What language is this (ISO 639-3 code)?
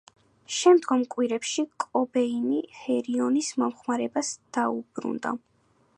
kat